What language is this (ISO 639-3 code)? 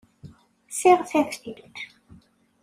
kab